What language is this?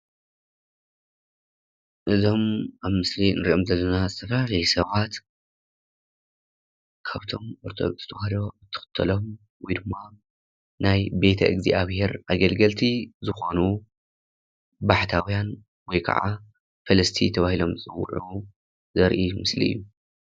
Tigrinya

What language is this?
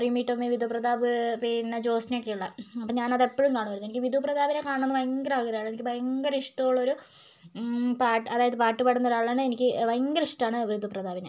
Malayalam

